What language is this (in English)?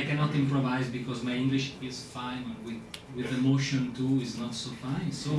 Italian